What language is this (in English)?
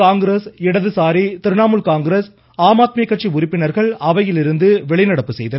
Tamil